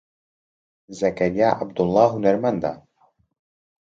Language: Central Kurdish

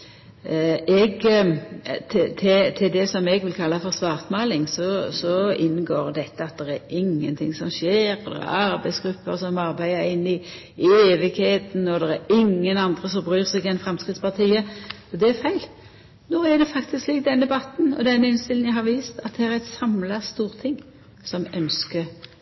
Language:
Norwegian Nynorsk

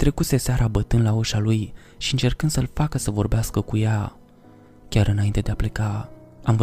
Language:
Romanian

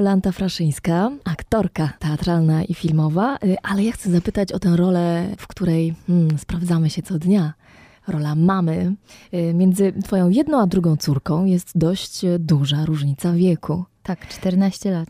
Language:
Polish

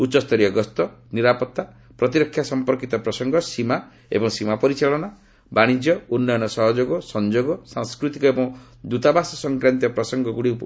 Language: Odia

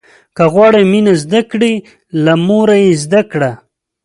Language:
Pashto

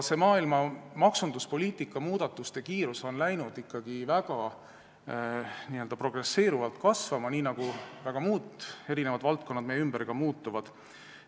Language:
Estonian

